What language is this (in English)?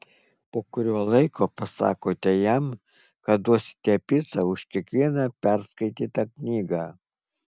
Lithuanian